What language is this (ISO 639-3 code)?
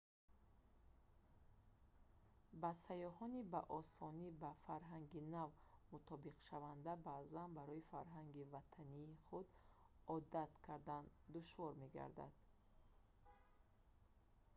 tgk